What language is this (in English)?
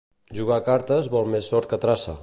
Catalan